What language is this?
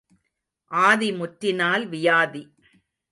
Tamil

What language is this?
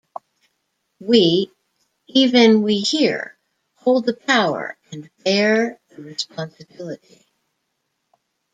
English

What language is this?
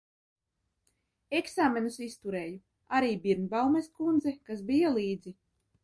Latvian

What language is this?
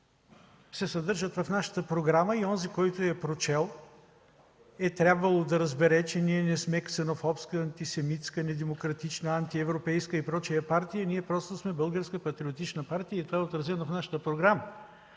Bulgarian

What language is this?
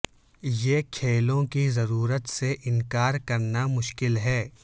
Urdu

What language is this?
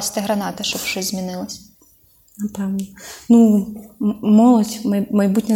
Ukrainian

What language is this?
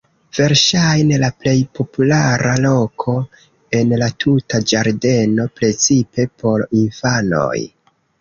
Esperanto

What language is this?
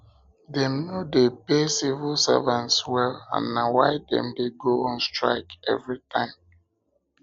Nigerian Pidgin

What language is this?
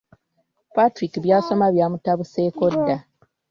Ganda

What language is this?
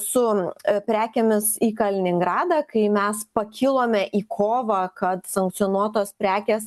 Lithuanian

